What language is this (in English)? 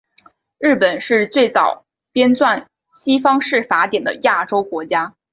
Chinese